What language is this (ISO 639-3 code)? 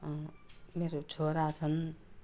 nep